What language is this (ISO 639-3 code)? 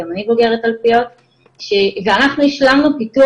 heb